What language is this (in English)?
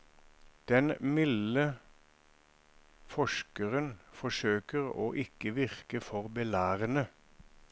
Norwegian